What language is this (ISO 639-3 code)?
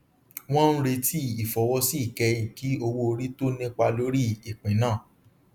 yor